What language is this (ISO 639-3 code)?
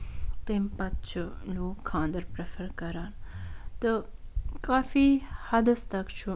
kas